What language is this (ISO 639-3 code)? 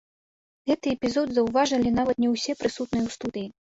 bel